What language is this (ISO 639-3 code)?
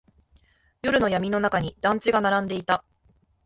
jpn